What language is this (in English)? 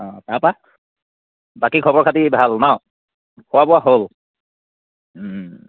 Assamese